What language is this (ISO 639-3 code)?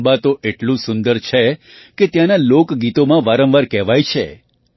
guj